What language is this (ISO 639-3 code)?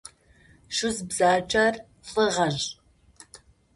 ady